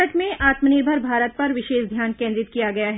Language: Hindi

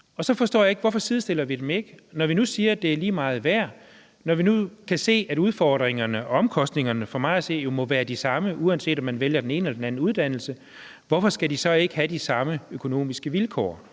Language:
Danish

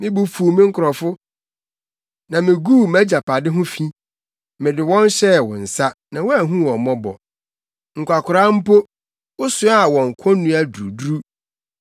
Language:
Akan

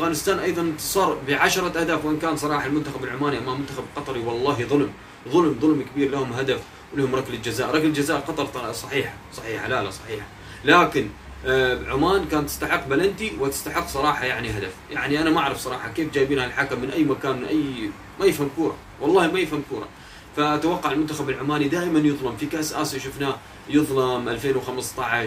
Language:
Arabic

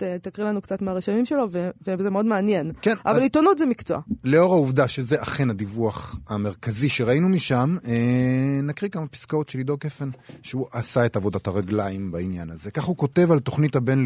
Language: Hebrew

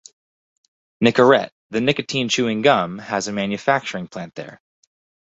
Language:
English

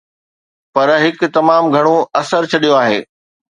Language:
Sindhi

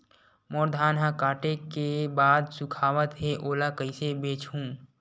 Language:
Chhattisgarhi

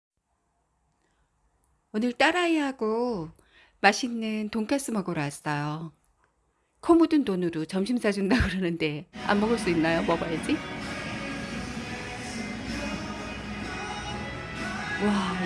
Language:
Korean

